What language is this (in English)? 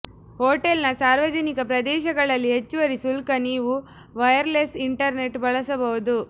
Kannada